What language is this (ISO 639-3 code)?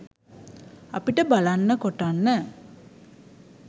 sin